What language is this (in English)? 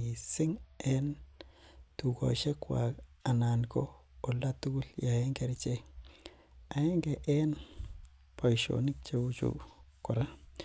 Kalenjin